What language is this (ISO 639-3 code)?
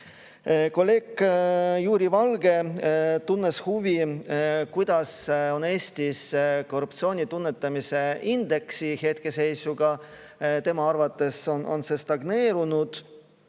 est